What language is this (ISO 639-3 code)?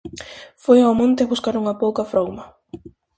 glg